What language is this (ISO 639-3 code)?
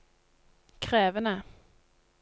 nor